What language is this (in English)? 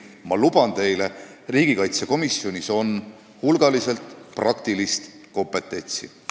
Estonian